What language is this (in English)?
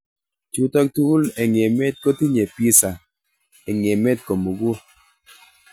Kalenjin